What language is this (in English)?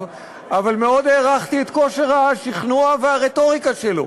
Hebrew